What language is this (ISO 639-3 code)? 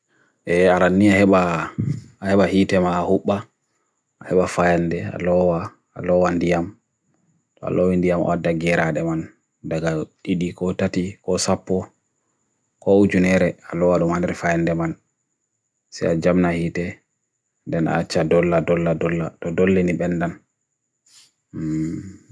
fui